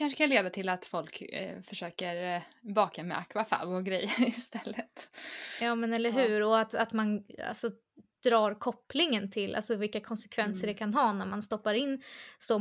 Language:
Swedish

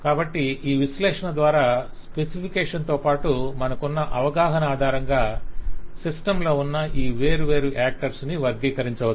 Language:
Telugu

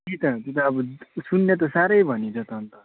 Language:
Nepali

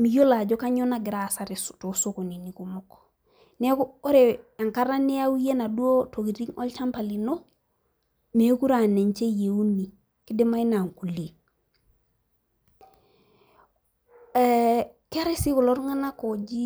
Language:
Masai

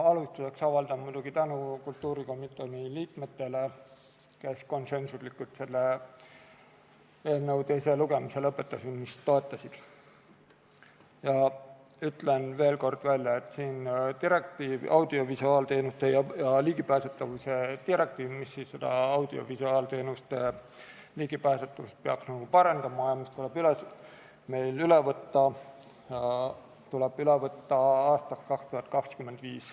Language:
Estonian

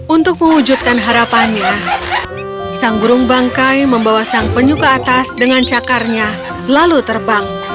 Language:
Indonesian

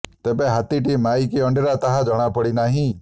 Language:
Odia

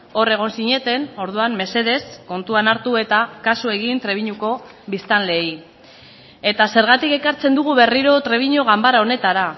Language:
Basque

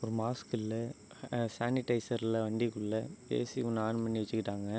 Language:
Tamil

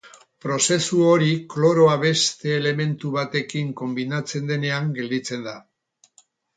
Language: Basque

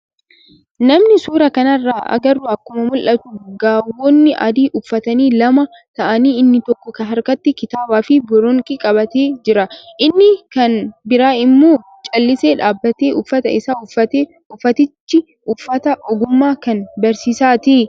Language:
Oromo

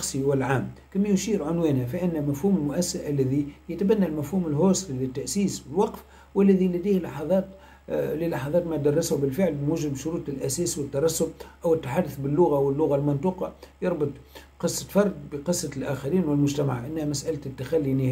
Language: Arabic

